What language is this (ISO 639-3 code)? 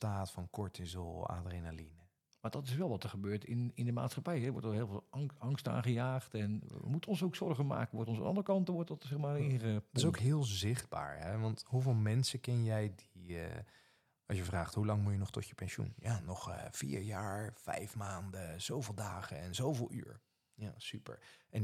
nld